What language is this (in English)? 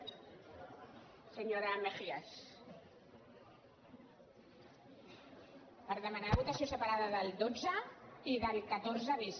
Catalan